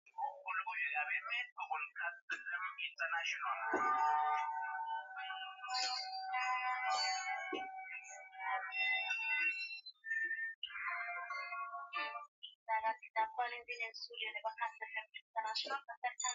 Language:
Swahili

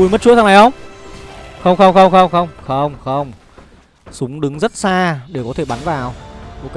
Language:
Vietnamese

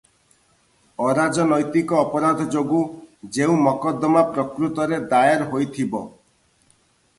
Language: Odia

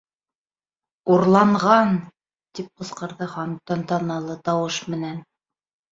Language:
Bashkir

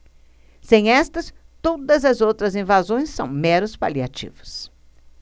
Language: Portuguese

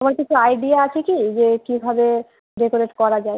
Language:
Bangla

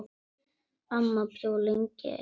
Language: Icelandic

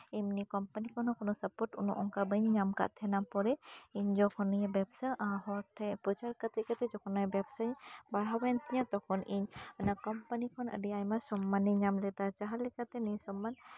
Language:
Santali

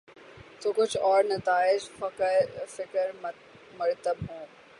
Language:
Urdu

